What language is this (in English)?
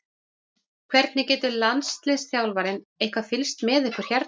Icelandic